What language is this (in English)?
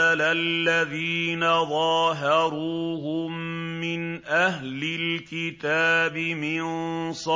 Arabic